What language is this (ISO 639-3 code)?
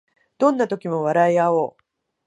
jpn